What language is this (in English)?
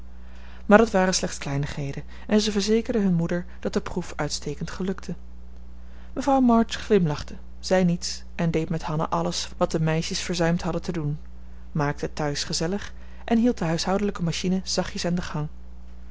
Dutch